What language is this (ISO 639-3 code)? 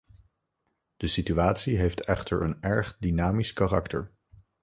nld